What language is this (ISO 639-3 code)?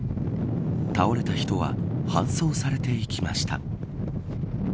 jpn